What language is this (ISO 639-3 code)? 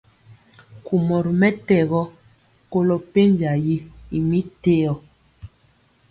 mcx